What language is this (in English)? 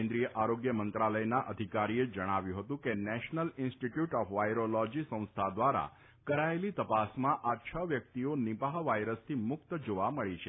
Gujarati